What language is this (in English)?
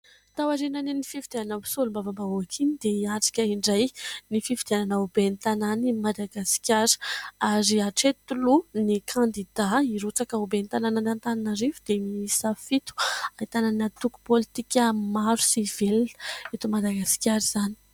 Malagasy